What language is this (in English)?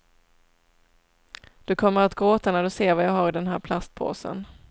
Swedish